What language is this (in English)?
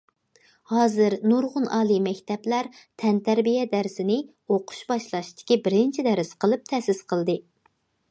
Uyghur